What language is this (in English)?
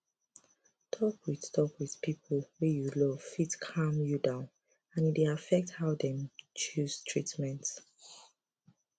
Nigerian Pidgin